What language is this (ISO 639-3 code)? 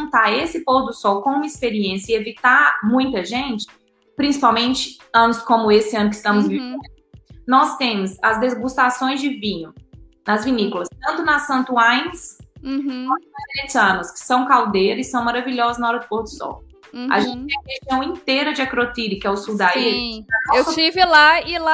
por